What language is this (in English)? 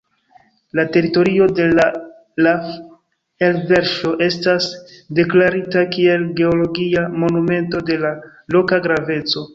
Esperanto